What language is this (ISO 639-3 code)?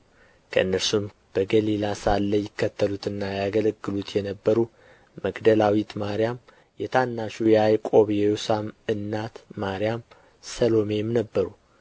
amh